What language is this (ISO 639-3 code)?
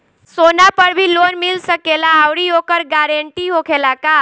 bho